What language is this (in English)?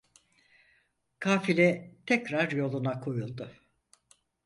Turkish